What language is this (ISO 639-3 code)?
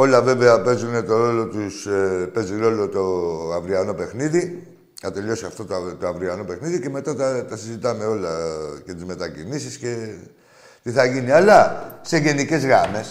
ell